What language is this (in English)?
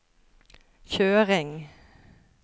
Norwegian